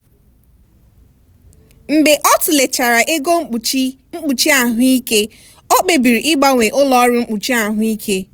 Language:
Igbo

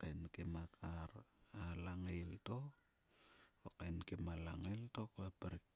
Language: Sulka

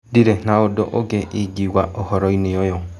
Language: Kikuyu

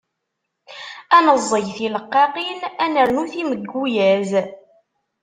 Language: Kabyle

